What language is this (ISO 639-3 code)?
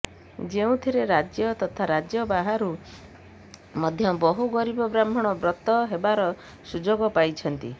ori